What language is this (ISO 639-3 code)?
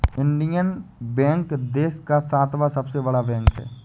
hin